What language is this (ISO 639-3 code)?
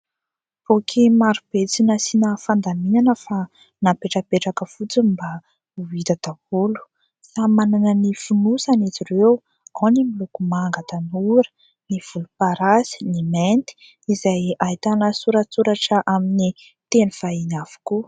mlg